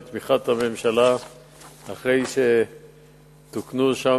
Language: Hebrew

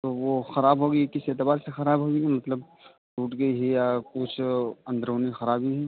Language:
Urdu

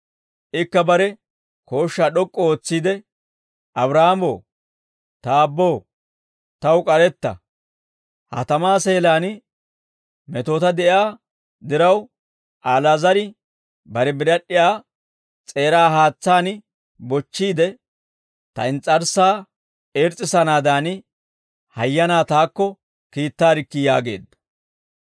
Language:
Dawro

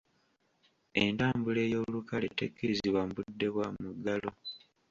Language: Ganda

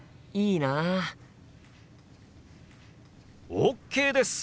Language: Japanese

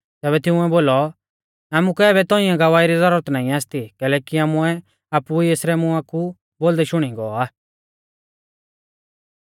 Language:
Mahasu Pahari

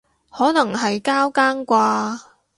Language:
Cantonese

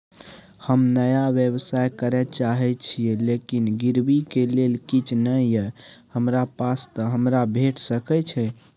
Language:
Maithili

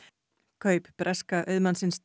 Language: Icelandic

